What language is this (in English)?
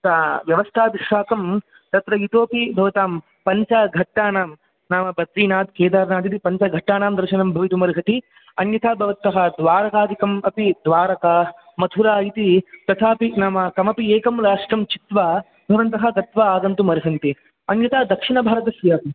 Sanskrit